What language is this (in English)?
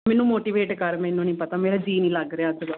Punjabi